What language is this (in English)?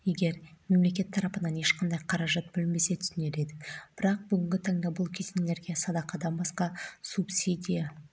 Kazakh